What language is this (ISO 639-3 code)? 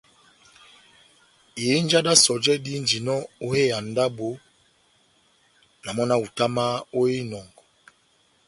bnm